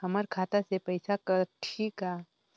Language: Chhattisgarhi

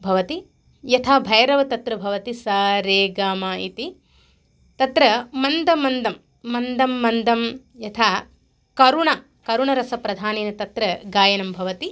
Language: Sanskrit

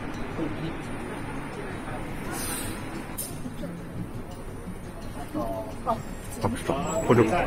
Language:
Japanese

